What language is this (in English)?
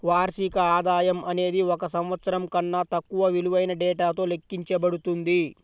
Telugu